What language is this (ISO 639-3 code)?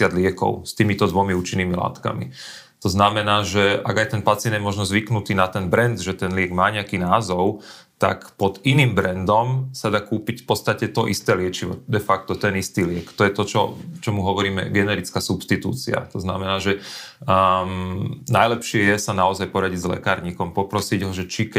slk